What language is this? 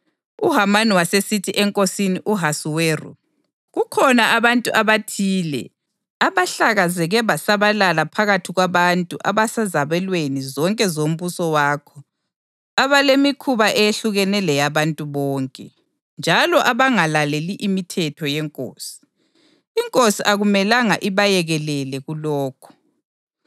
North Ndebele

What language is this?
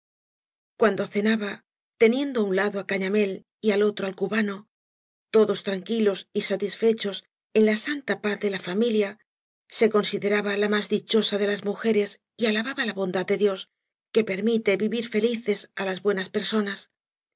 Spanish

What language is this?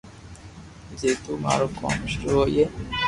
Loarki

